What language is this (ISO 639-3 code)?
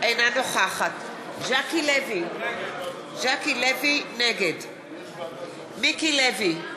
heb